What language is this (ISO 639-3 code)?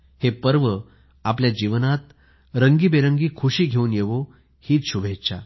mar